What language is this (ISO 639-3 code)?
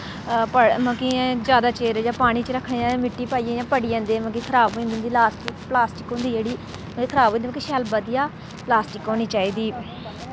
doi